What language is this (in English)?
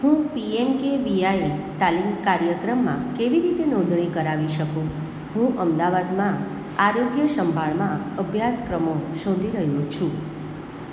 Gujarati